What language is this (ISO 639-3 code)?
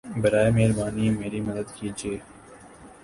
urd